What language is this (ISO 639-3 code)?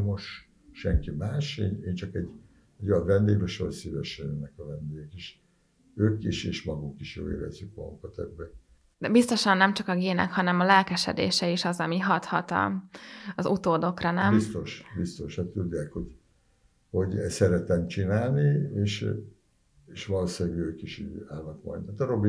hun